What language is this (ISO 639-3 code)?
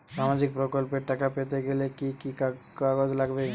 ben